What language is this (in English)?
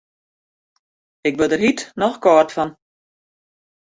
Western Frisian